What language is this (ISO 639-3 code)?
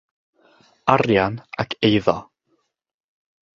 cym